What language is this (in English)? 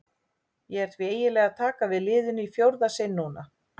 Icelandic